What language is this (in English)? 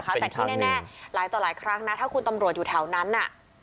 Thai